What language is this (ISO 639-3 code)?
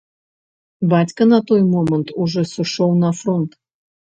bel